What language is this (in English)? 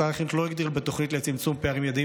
Hebrew